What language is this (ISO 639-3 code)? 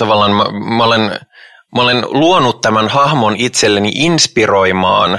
fin